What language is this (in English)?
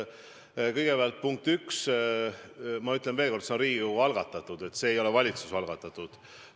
Estonian